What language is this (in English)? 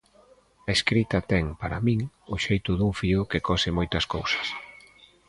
Galician